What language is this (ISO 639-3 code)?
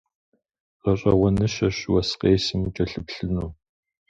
kbd